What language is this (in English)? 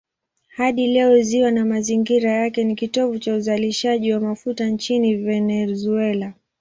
Swahili